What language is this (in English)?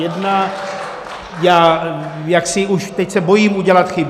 Czech